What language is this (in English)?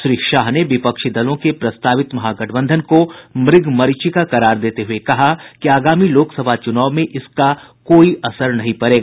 Hindi